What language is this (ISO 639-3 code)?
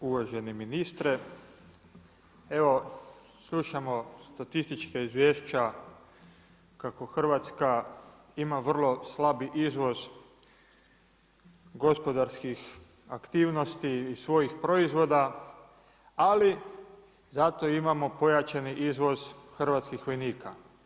hrv